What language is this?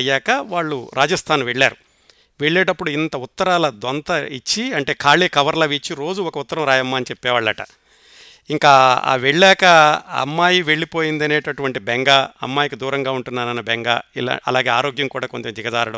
Telugu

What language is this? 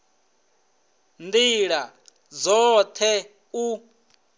Venda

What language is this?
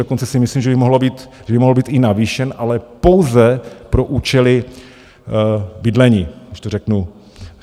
Czech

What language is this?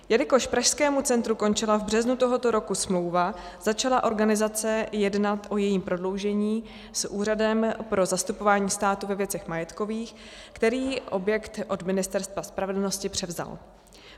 Czech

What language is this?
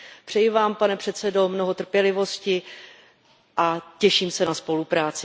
Czech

